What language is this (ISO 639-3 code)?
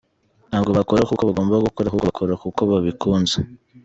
kin